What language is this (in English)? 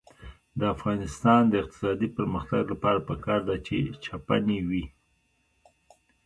Pashto